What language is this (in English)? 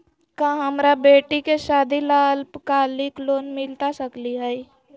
Magahi